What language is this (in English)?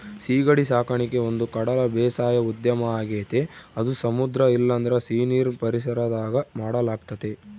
Kannada